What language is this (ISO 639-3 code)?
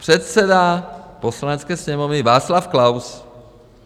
ces